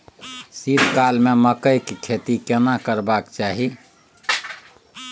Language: Maithili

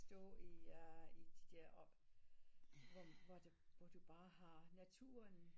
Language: Danish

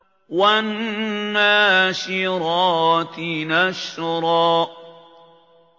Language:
Arabic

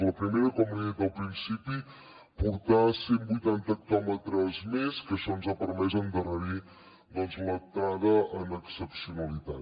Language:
Catalan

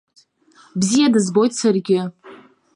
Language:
Abkhazian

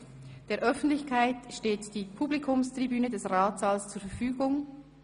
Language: Swiss German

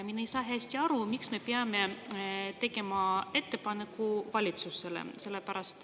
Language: Estonian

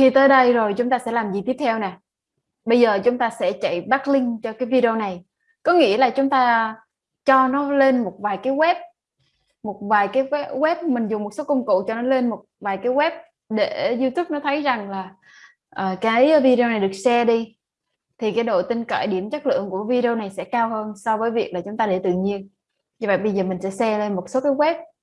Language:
Vietnamese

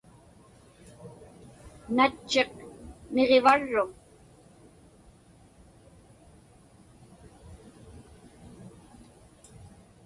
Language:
Inupiaq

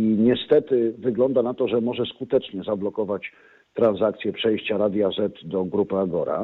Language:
Polish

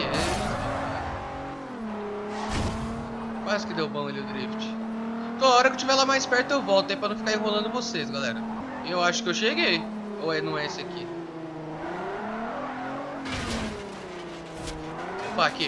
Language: Portuguese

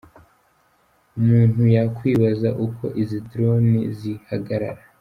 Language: Kinyarwanda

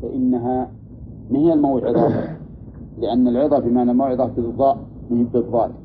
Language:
Arabic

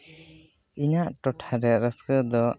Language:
Santali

